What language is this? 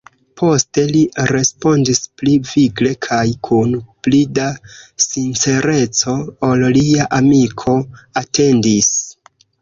Esperanto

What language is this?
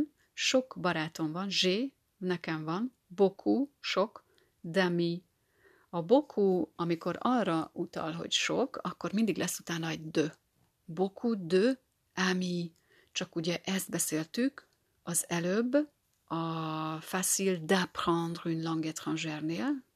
Hungarian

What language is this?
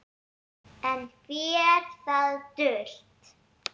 Icelandic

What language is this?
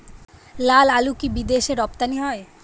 Bangla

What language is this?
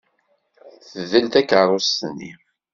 Kabyle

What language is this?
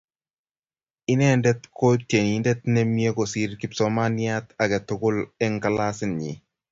Kalenjin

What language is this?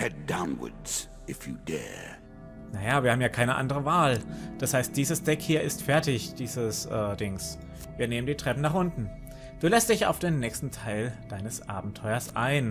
German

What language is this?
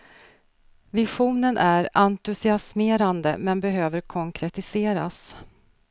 Swedish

